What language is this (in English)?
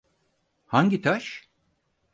Turkish